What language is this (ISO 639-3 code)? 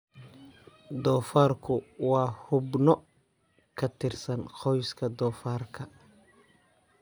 som